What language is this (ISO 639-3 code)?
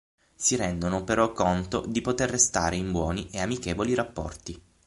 ita